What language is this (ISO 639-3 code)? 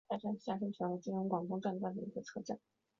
zho